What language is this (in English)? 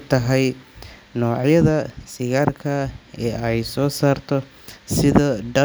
Somali